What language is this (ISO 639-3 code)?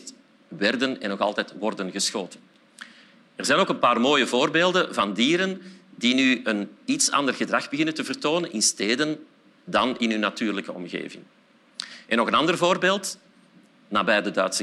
nld